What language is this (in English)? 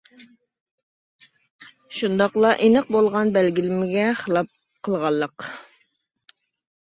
Uyghur